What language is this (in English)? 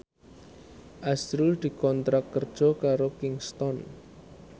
Javanese